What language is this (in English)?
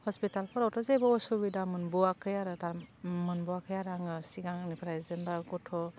Bodo